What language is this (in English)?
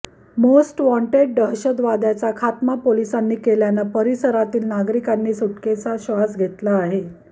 Marathi